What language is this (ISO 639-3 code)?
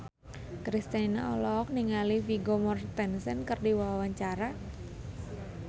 sun